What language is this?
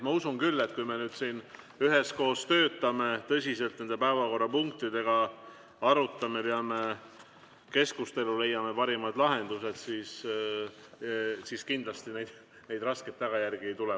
Estonian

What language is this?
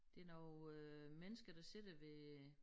Danish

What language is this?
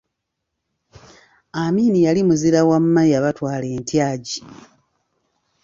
Ganda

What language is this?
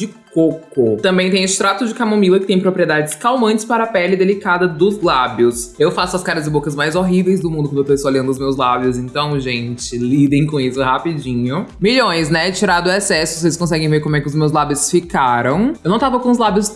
Portuguese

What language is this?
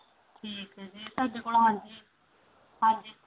Punjabi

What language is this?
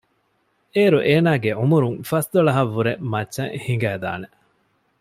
Divehi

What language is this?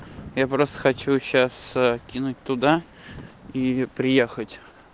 Russian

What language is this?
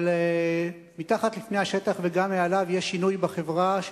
Hebrew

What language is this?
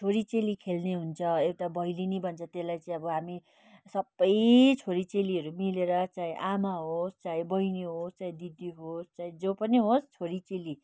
Nepali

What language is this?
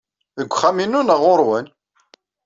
Kabyle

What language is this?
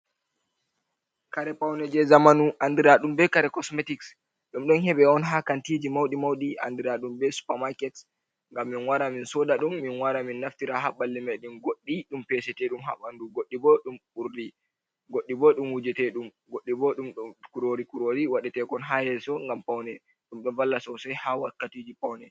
Fula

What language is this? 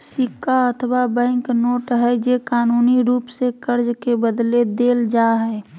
Magahi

